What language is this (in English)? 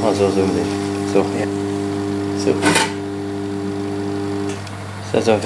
Dutch